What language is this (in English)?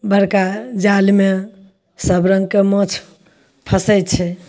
Maithili